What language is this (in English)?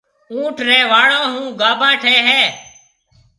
Marwari (Pakistan)